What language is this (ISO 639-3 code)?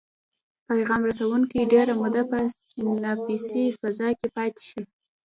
pus